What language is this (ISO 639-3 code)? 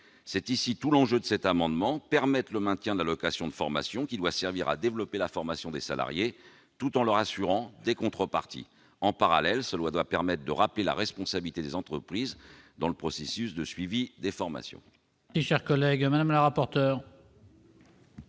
fra